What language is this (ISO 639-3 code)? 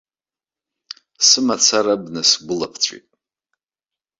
abk